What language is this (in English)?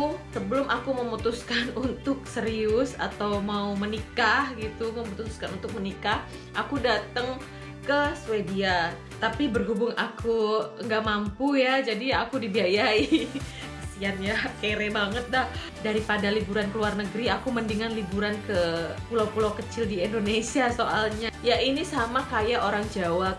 Indonesian